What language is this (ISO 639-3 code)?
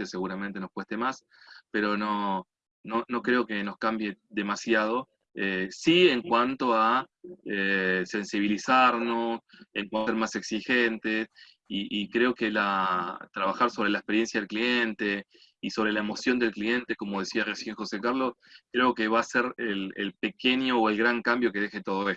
spa